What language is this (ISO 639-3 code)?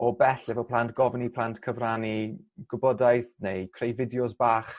cym